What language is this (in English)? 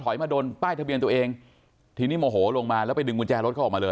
Thai